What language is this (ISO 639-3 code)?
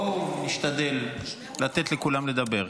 heb